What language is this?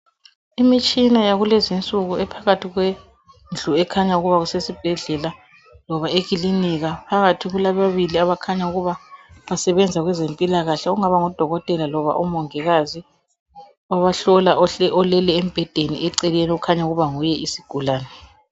North Ndebele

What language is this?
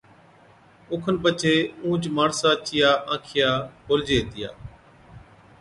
Od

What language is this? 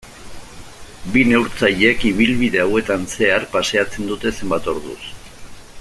Basque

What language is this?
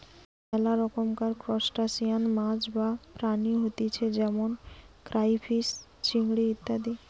Bangla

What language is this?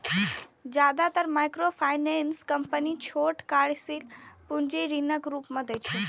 Maithili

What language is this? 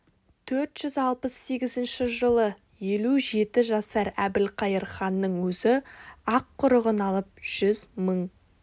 Kazakh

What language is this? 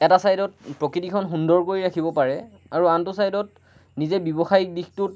Assamese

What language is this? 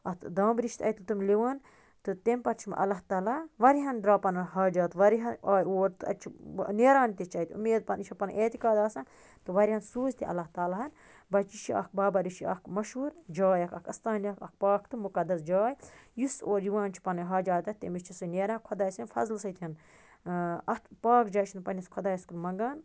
Kashmiri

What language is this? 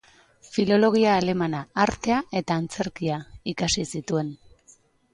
Basque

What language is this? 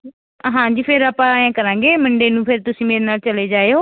Punjabi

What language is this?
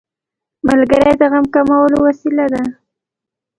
Pashto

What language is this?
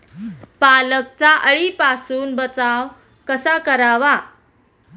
Marathi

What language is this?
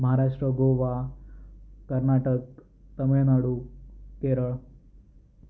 Marathi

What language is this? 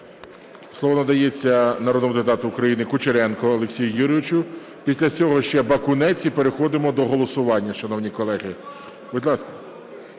Ukrainian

